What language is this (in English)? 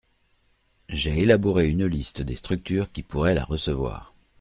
French